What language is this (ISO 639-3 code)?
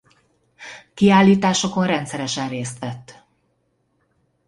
hun